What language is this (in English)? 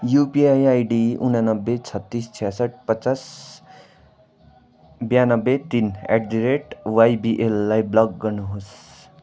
Nepali